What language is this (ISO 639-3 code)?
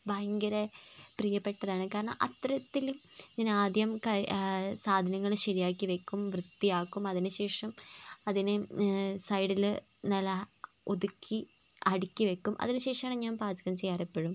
mal